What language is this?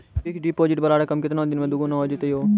Maithili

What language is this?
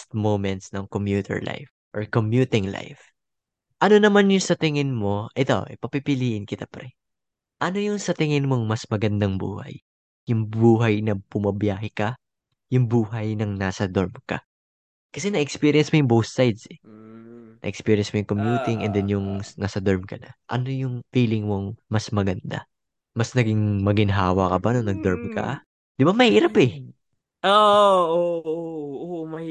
Filipino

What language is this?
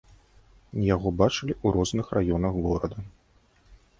Belarusian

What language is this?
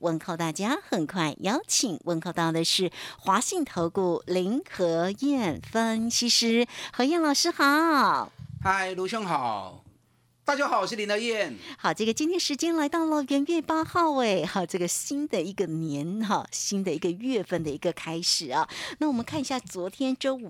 Chinese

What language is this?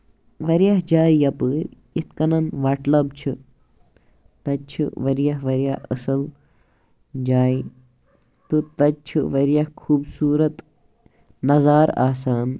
Kashmiri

